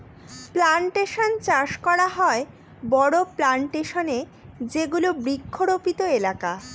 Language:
Bangla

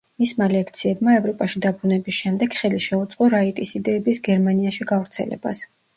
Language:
Georgian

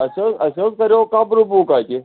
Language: Kashmiri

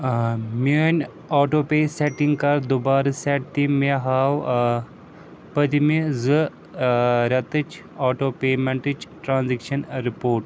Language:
Kashmiri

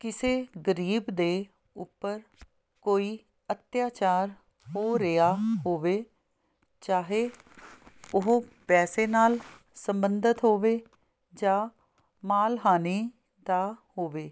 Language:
Punjabi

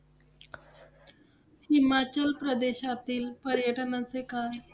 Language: Marathi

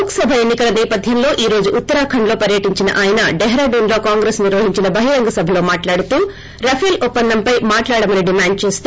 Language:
Telugu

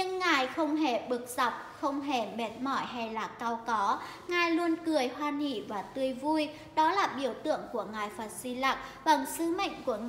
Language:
Vietnamese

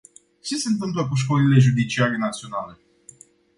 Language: Romanian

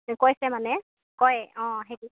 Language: Assamese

